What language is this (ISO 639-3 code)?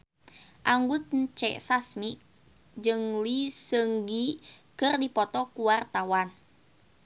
sun